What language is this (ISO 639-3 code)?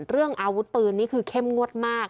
tha